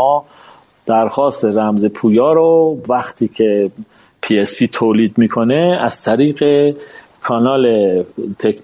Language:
Persian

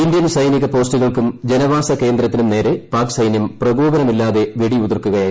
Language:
Malayalam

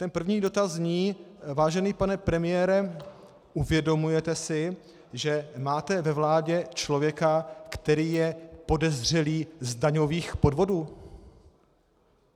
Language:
Czech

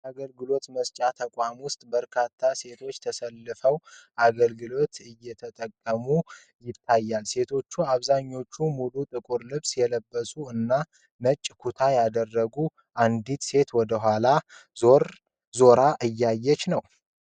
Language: Amharic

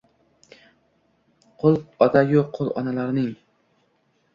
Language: Uzbek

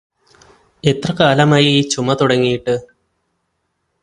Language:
Malayalam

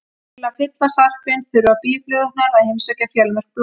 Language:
Icelandic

